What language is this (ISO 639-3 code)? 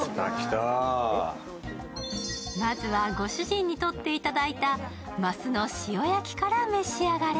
jpn